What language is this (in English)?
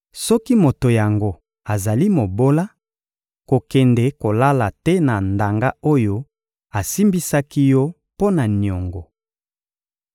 Lingala